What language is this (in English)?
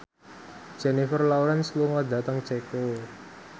Javanese